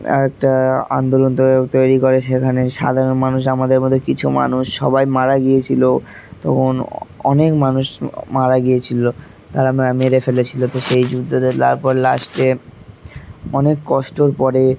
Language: Bangla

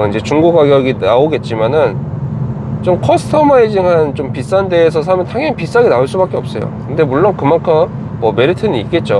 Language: Korean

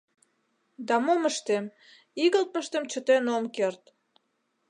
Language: Mari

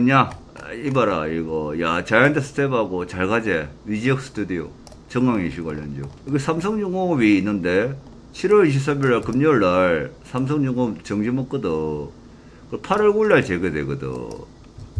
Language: Korean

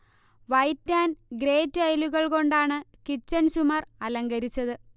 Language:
Malayalam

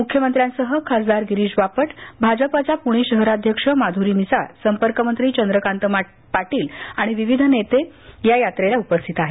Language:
Marathi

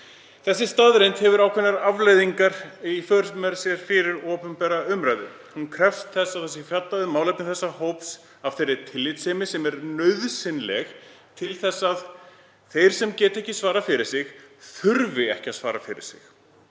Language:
Icelandic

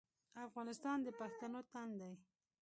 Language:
Pashto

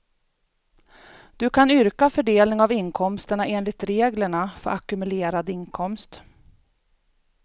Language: Swedish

